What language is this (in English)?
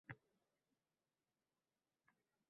Uzbek